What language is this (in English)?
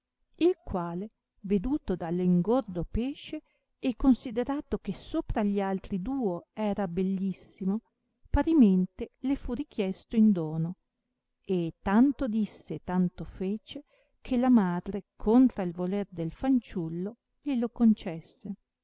Italian